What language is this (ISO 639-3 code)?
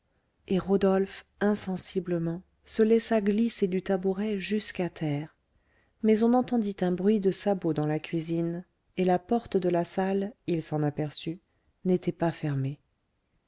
fra